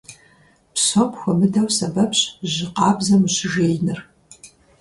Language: Kabardian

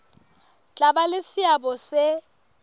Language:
Southern Sotho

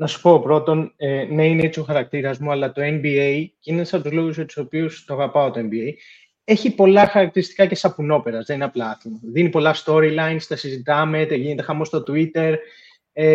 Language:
Greek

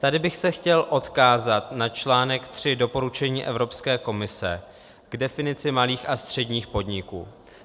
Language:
Czech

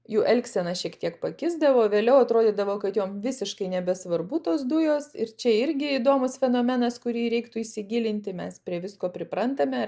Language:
Lithuanian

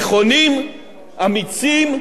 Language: Hebrew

